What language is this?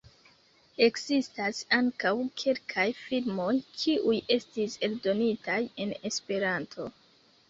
Esperanto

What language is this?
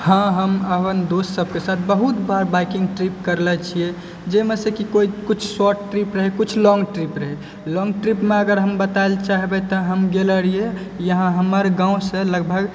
Maithili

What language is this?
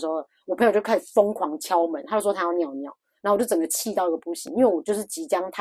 Chinese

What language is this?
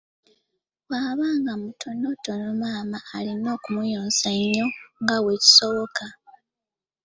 Ganda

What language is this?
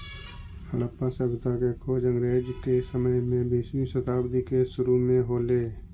Magahi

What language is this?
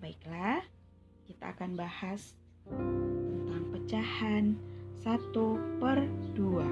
Indonesian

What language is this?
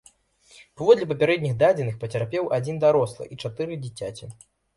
Belarusian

